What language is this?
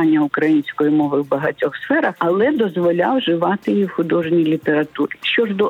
Ukrainian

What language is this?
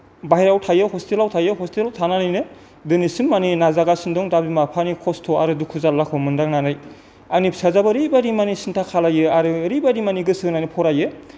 Bodo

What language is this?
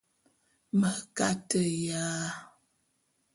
Bulu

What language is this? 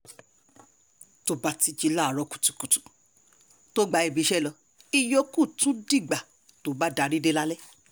Yoruba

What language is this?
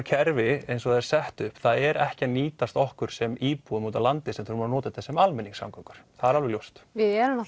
Icelandic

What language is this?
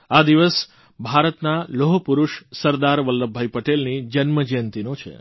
Gujarati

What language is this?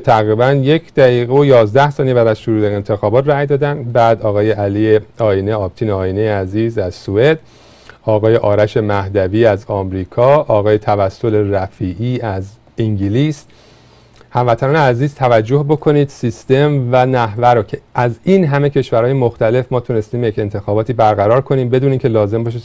Persian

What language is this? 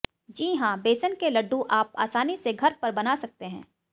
Hindi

